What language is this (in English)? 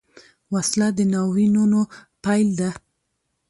Pashto